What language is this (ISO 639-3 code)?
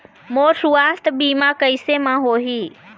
hne